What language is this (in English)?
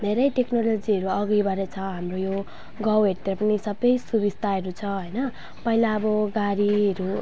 Nepali